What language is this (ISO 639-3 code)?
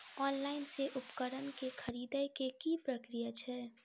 mai